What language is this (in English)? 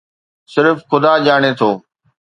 Sindhi